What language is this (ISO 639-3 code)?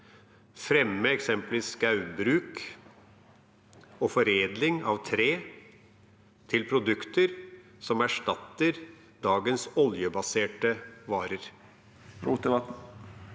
nor